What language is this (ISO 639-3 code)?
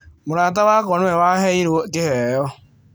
kik